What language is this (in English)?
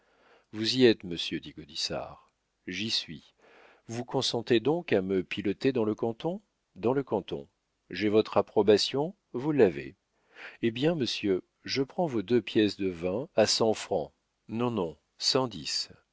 French